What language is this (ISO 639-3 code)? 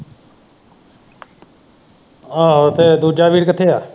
pan